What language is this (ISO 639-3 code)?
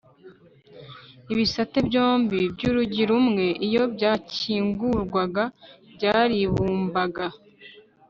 kin